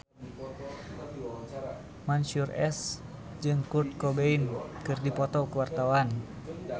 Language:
Sundanese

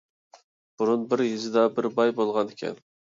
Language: Uyghur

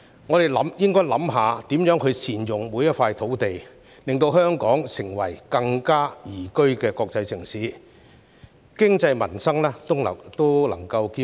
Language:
Cantonese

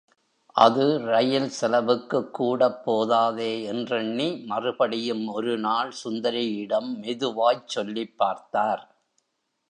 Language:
Tamil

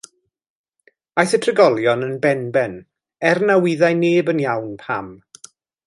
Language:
Welsh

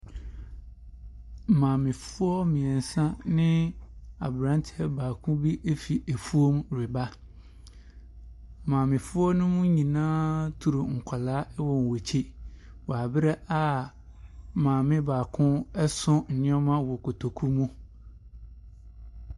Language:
Akan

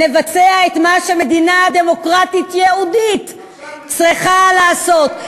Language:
Hebrew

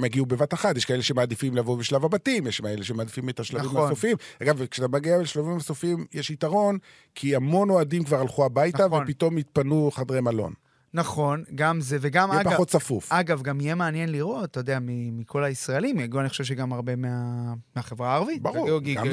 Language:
Hebrew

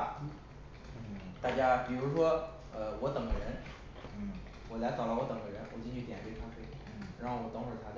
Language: Chinese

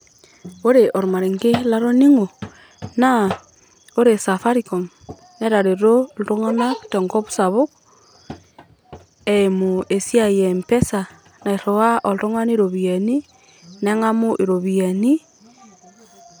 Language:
Masai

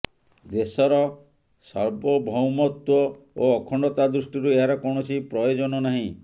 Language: Odia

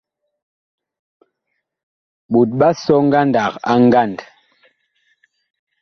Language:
Bakoko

